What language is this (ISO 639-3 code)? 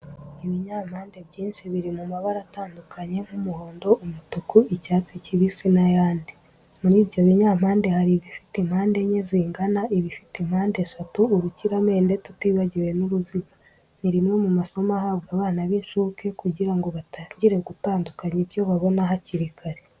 kin